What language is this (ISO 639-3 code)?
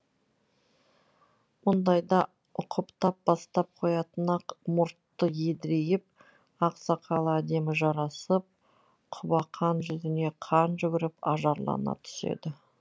kaz